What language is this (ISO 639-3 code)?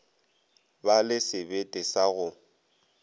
nso